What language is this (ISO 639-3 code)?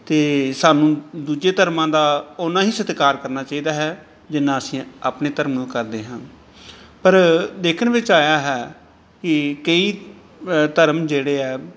pan